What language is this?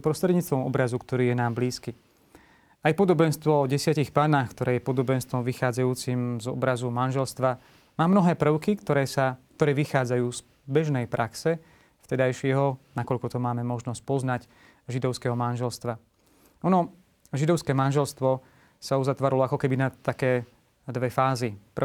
Slovak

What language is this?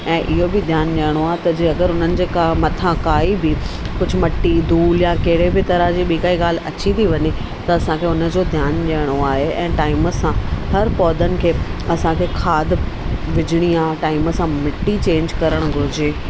Sindhi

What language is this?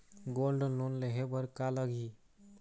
Chhattisgarhi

